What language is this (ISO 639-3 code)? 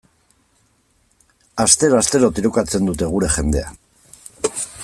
eus